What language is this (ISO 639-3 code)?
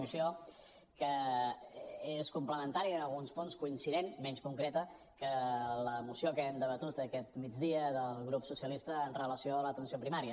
cat